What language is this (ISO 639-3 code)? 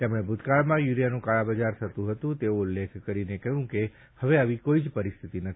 guj